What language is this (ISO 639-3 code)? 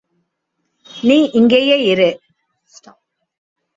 tam